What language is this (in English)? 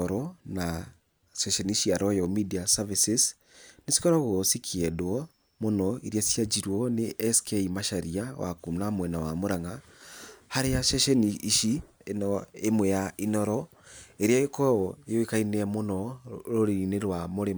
Kikuyu